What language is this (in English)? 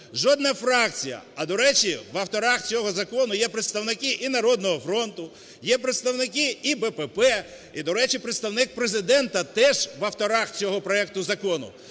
Ukrainian